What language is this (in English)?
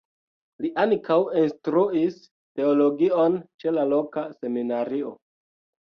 Esperanto